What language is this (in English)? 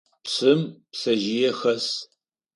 Adyghe